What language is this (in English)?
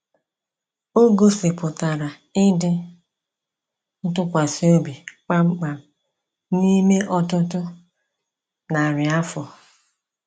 Igbo